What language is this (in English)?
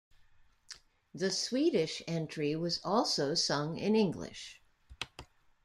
English